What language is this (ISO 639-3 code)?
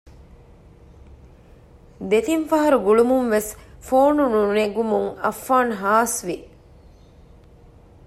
div